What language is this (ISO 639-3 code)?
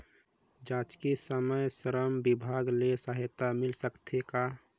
hne